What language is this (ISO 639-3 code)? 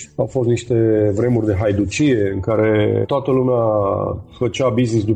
ron